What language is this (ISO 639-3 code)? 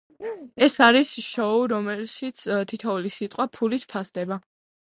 kat